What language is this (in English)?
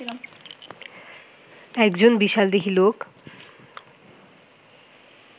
Bangla